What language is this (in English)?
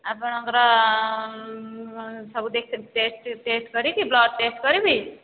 Odia